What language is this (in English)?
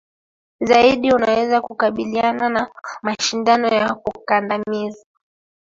Swahili